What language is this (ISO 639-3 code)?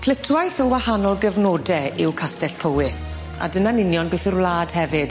cym